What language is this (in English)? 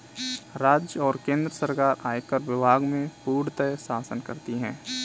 Hindi